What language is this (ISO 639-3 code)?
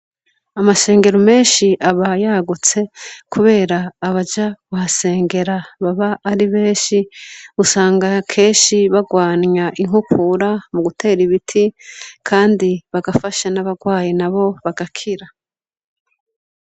run